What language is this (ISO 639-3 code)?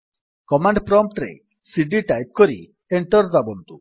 ori